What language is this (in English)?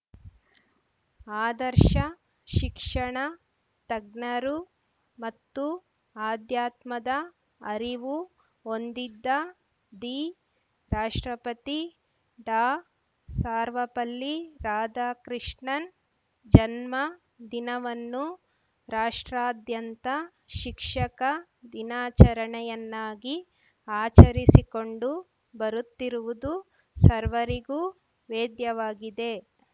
Kannada